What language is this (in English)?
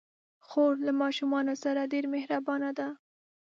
Pashto